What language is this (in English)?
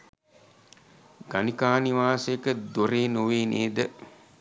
Sinhala